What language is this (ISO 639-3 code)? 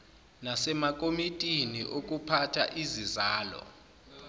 zul